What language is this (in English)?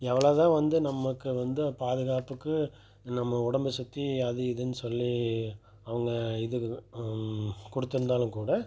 Tamil